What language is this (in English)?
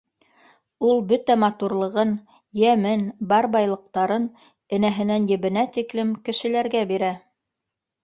Bashkir